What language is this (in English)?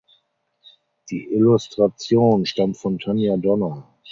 German